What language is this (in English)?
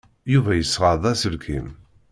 Kabyle